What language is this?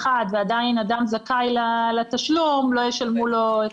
Hebrew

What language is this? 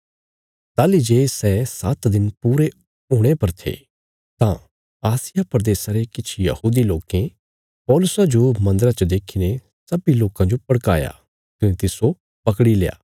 Bilaspuri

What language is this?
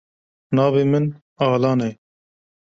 Kurdish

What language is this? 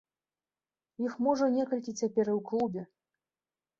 Belarusian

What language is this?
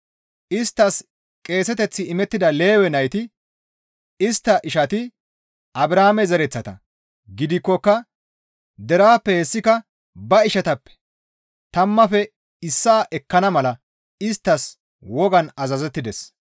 Gamo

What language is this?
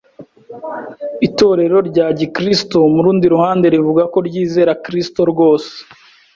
Kinyarwanda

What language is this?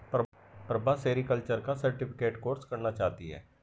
Hindi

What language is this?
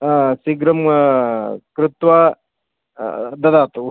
Sanskrit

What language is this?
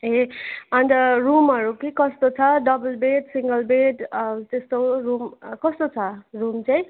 Nepali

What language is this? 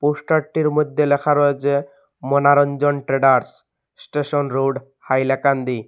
Bangla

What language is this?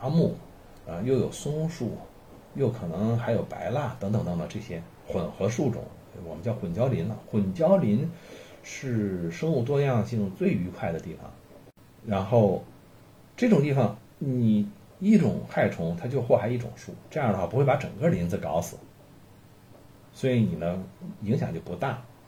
Chinese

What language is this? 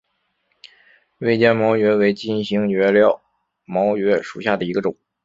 Chinese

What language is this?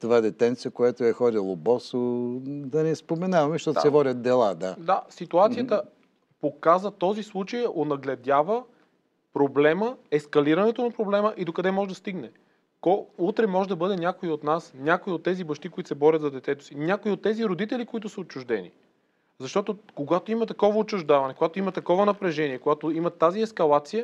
Bulgarian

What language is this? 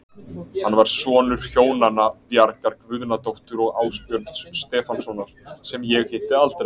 Icelandic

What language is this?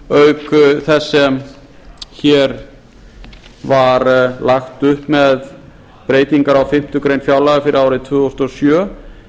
Icelandic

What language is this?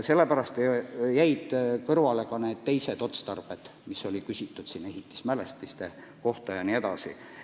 Estonian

